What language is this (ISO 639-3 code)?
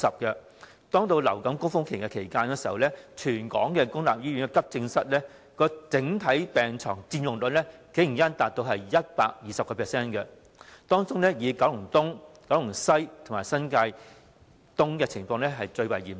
yue